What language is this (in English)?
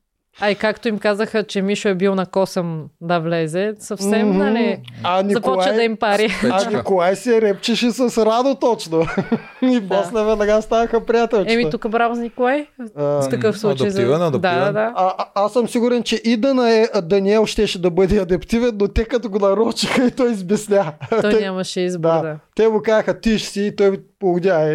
Bulgarian